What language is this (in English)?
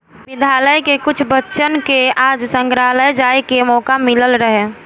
Bhojpuri